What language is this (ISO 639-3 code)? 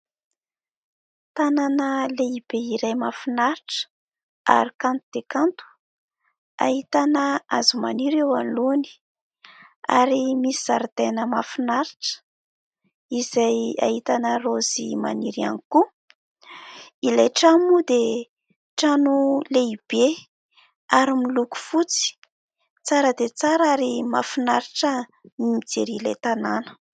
mlg